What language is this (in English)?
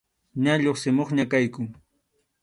Arequipa-La Unión Quechua